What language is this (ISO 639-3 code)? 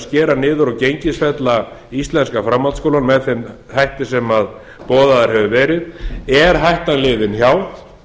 isl